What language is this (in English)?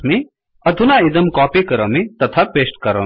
Sanskrit